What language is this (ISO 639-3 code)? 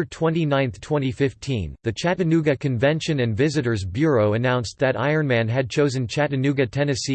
eng